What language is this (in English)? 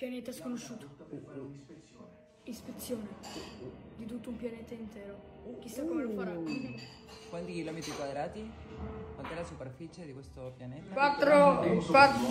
Italian